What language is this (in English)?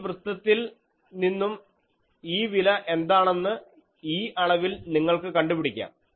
Malayalam